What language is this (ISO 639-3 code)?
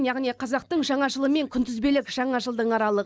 kaz